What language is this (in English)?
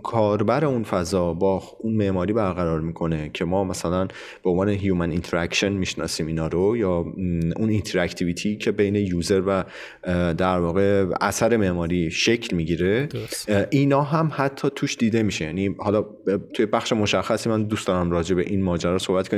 Persian